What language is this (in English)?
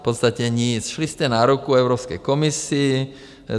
Czech